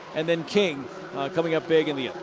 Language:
English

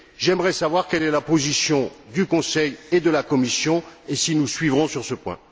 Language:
French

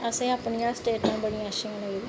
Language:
Dogri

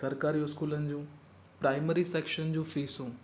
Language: Sindhi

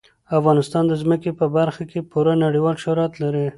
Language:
Pashto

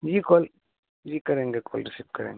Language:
Urdu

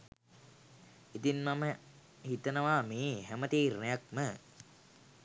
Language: Sinhala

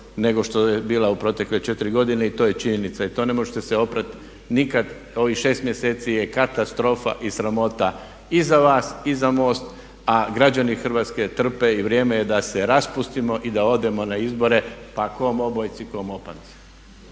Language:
Croatian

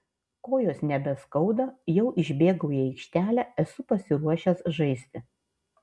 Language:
Lithuanian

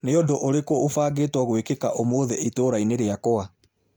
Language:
Kikuyu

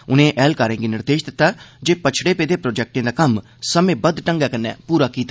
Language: Dogri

